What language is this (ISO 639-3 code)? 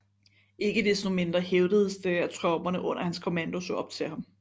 dan